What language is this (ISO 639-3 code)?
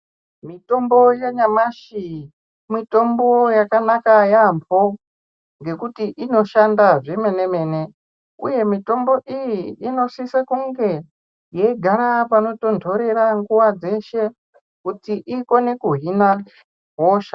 ndc